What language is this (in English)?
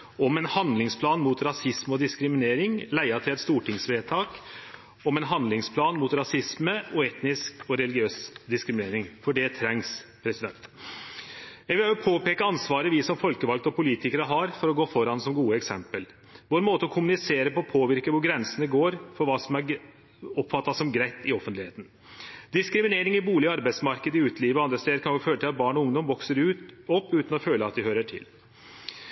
Norwegian Nynorsk